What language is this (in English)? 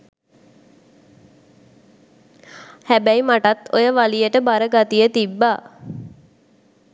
Sinhala